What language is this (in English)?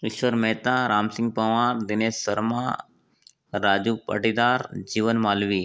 Hindi